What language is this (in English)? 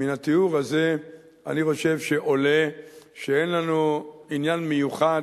Hebrew